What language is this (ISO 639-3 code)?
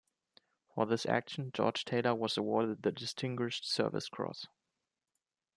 eng